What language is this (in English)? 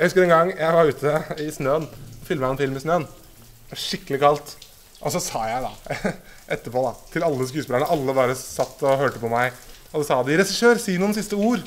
Norwegian